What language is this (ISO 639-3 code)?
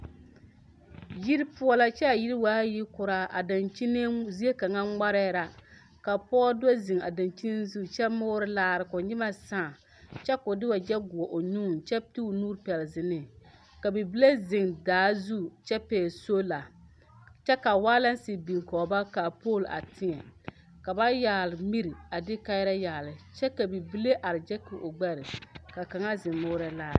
dga